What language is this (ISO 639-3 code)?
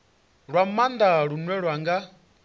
ven